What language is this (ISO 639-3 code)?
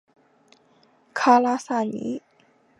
zho